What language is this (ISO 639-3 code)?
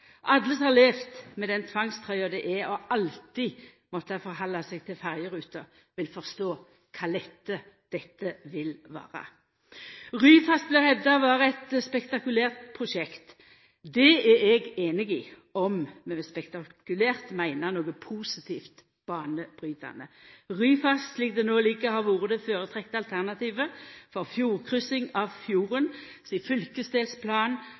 nno